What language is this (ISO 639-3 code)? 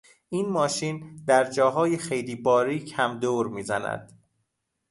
fas